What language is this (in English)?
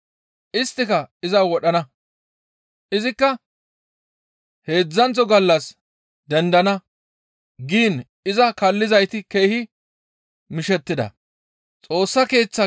Gamo